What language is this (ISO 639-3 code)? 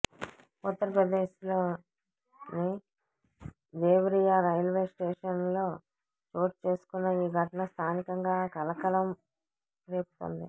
tel